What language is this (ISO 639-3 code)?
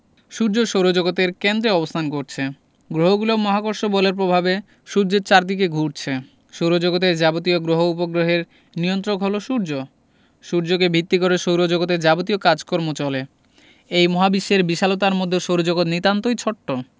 ben